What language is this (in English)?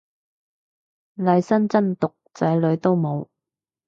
Cantonese